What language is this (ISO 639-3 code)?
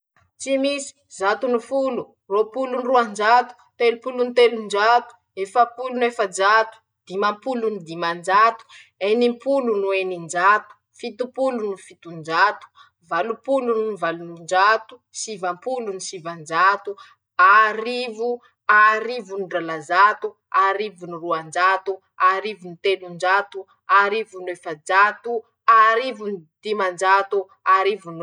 msh